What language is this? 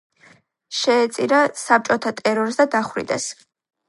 Georgian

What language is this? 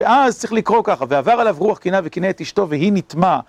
Hebrew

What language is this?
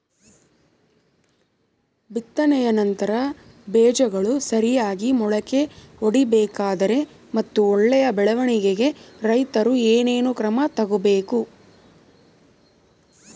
Kannada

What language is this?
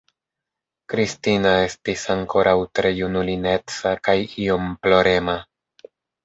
Esperanto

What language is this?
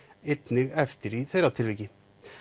Icelandic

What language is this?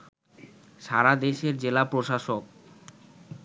Bangla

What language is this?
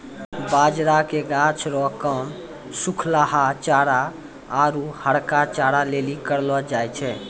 Maithili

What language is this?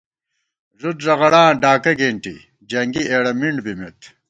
Gawar-Bati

